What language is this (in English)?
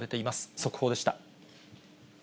Japanese